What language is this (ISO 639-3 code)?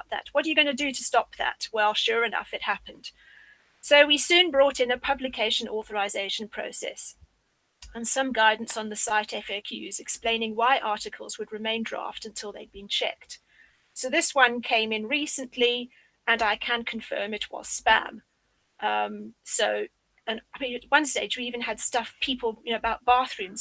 eng